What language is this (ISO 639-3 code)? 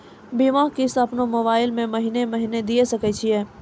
mai